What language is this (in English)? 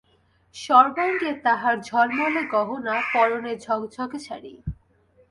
Bangla